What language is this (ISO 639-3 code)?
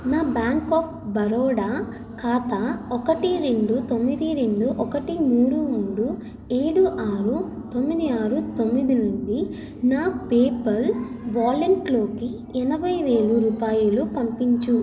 tel